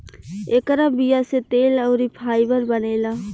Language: Bhojpuri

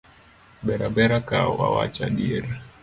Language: Luo (Kenya and Tanzania)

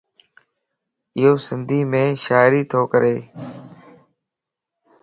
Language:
Lasi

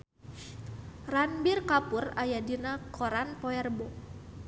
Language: Sundanese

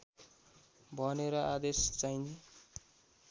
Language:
Nepali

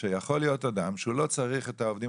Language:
Hebrew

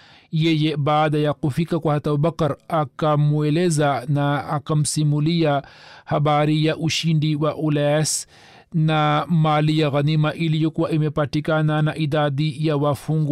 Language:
Swahili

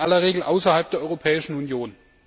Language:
German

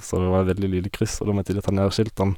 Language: Norwegian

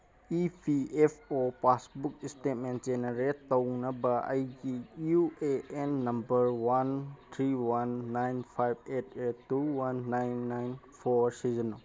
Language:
Manipuri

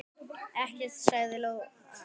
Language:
Icelandic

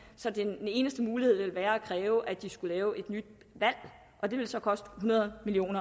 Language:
Danish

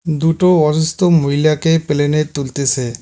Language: Bangla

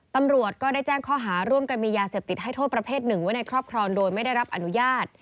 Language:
Thai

